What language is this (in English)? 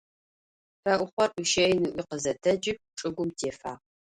Adyghe